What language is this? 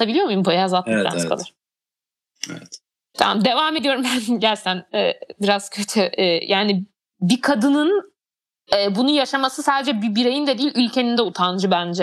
Turkish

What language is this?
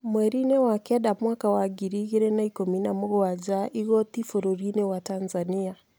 Kikuyu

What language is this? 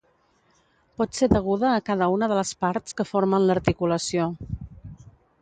Catalan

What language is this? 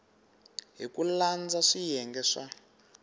Tsonga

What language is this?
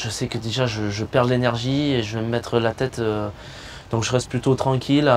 French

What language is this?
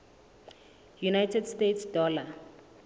Southern Sotho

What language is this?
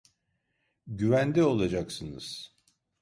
Turkish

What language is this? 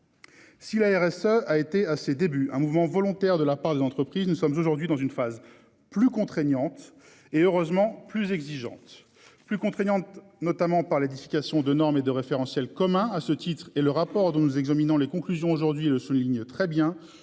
French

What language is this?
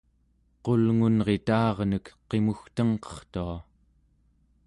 Central Yupik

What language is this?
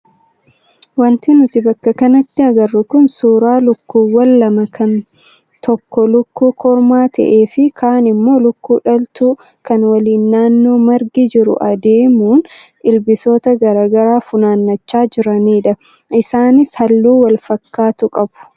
Oromo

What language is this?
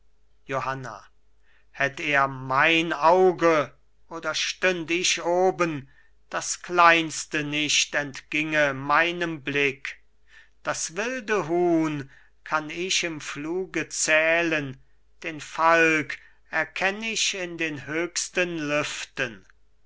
German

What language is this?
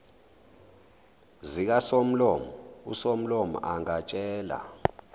Zulu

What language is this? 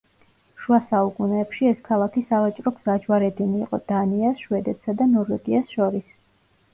Georgian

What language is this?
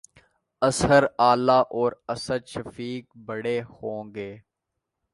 Urdu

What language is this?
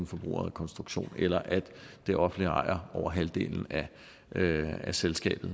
Danish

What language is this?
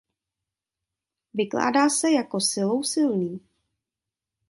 Czech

